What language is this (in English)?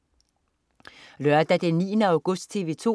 Danish